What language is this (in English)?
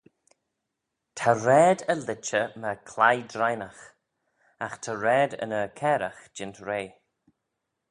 Manx